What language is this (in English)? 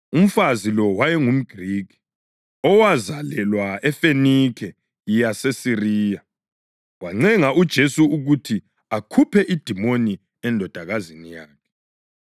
North Ndebele